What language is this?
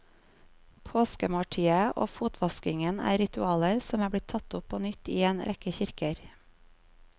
Norwegian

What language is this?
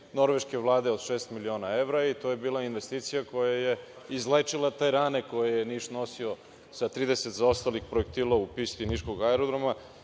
Serbian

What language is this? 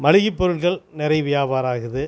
Tamil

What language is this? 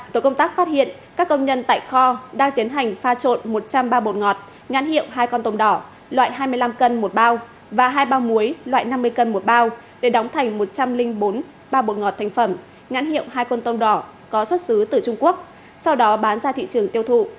Vietnamese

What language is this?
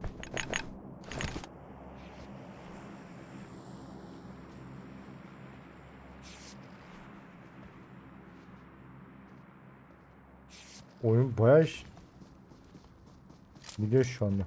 Turkish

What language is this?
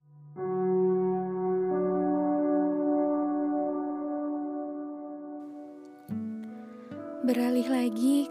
Indonesian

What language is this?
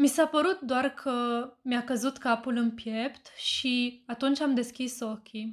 Romanian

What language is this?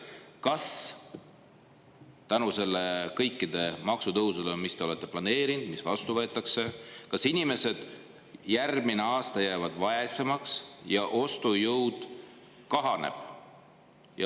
Estonian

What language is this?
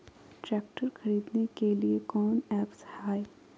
Magahi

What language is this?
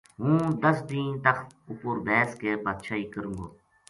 Gujari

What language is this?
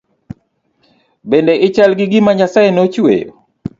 Luo (Kenya and Tanzania)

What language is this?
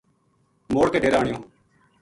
Gujari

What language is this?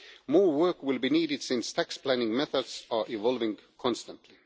English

